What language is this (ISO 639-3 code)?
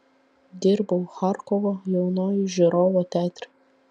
lit